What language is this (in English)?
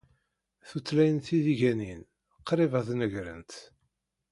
Kabyle